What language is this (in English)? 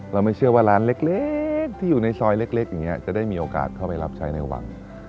Thai